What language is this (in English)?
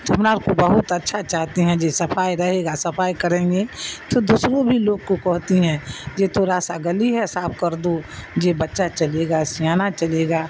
Urdu